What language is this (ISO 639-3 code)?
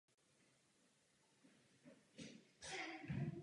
ces